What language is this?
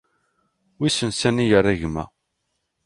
Kabyle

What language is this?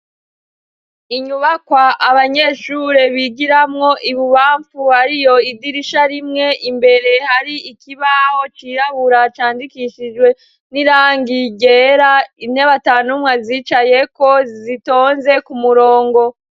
Rundi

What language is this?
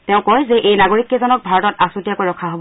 Assamese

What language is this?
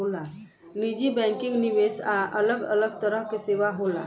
Bhojpuri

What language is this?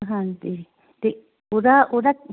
Punjabi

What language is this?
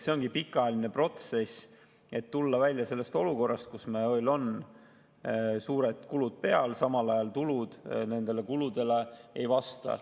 Estonian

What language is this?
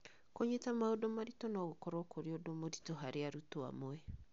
Kikuyu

